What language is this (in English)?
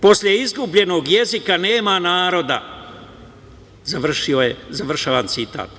Serbian